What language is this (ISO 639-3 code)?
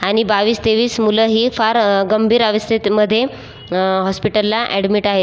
mar